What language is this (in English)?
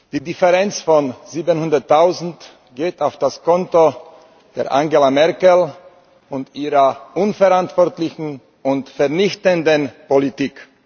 German